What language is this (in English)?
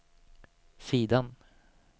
Swedish